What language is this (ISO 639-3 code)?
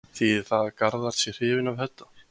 isl